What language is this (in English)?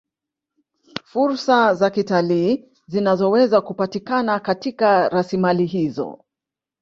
Swahili